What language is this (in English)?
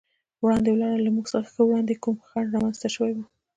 Pashto